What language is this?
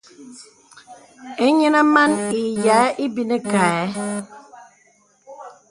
Bebele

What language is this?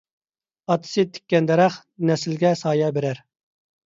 Uyghur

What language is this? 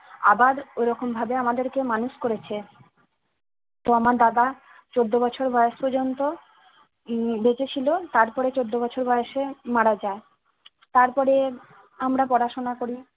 Bangla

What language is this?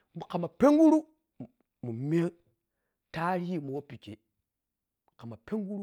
Piya-Kwonci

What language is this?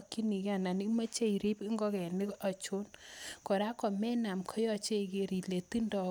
Kalenjin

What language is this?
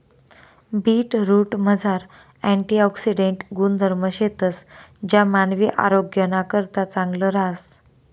Marathi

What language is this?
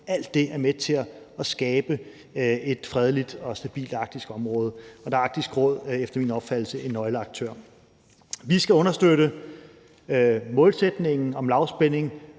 Danish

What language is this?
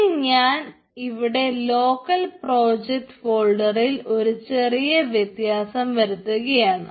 Malayalam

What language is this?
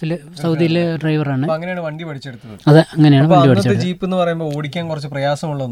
Malayalam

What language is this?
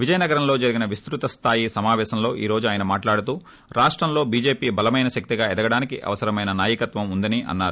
Telugu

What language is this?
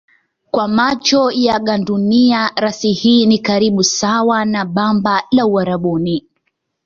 Swahili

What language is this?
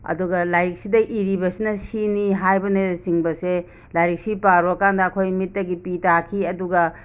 Manipuri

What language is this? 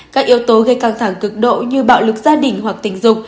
Vietnamese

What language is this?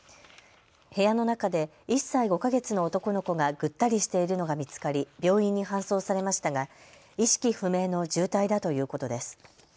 Japanese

